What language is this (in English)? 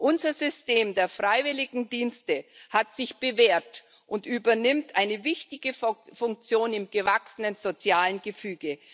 German